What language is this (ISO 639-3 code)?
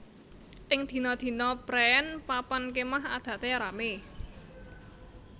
jav